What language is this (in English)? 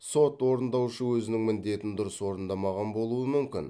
Kazakh